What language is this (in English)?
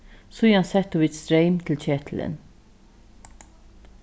Faroese